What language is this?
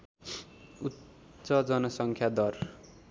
Nepali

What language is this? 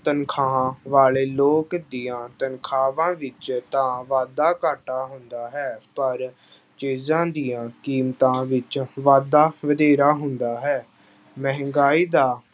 Punjabi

